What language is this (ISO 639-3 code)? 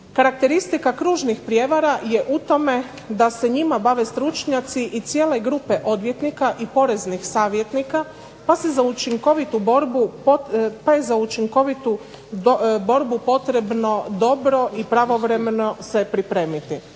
hrv